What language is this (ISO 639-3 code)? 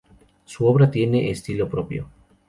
spa